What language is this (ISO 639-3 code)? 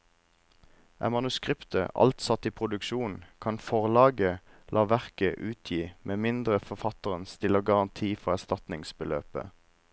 nor